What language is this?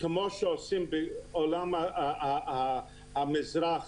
Hebrew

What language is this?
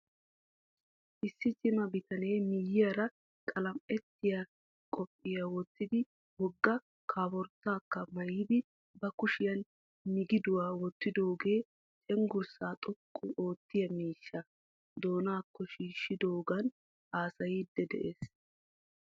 Wolaytta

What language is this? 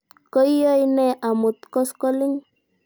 Kalenjin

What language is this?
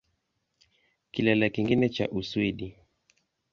Swahili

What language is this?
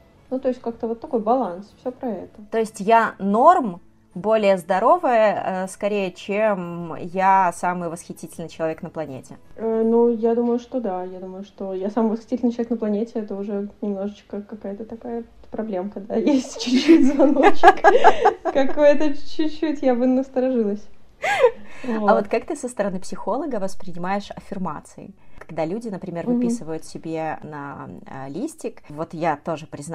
Russian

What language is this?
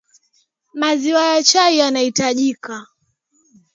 Swahili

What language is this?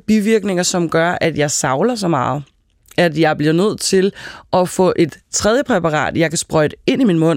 Danish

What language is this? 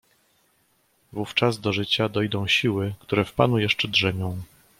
Polish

